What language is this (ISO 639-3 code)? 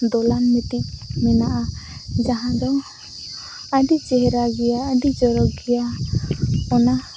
sat